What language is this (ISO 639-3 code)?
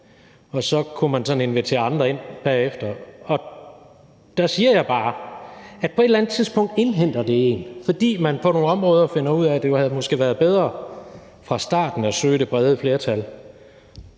dan